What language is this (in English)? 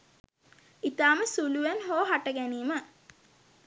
Sinhala